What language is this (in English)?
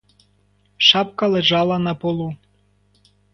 Ukrainian